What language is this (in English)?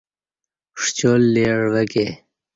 Kati